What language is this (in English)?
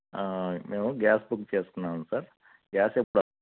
Telugu